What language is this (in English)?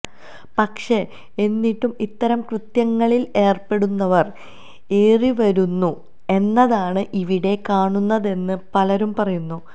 Malayalam